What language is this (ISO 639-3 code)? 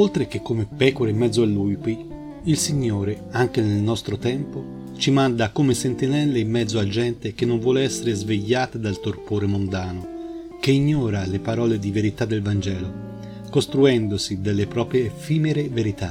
ita